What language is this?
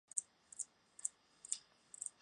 Chinese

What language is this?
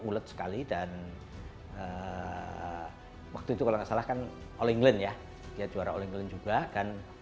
Indonesian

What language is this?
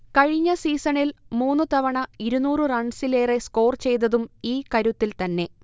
Malayalam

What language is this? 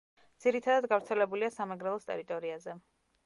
Georgian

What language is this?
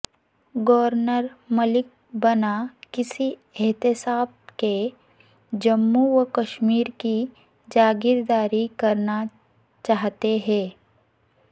Urdu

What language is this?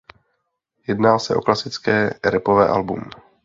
Czech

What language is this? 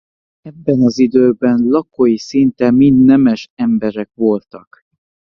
Hungarian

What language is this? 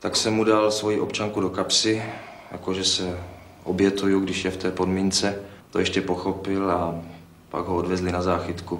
Czech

